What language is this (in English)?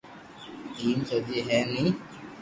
Loarki